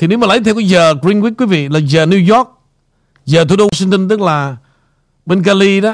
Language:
Vietnamese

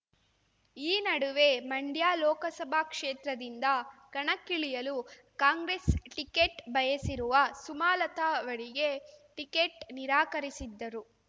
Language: Kannada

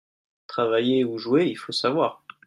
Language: French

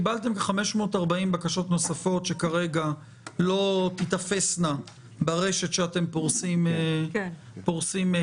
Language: Hebrew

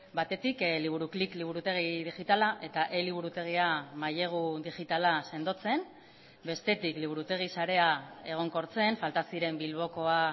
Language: Basque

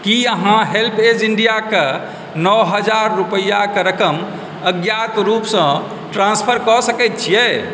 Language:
Maithili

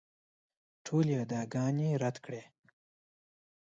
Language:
Pashto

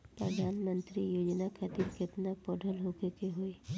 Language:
Bhojpuri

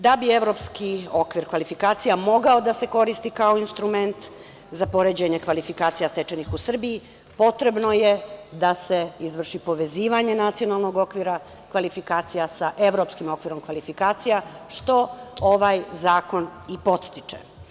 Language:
Serbian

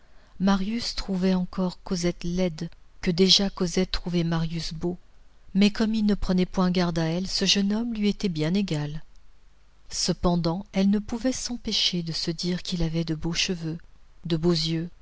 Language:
French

